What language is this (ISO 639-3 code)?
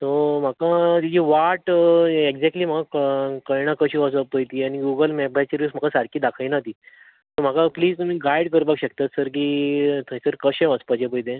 kok